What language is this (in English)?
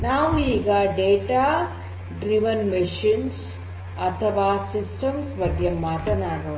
Kannada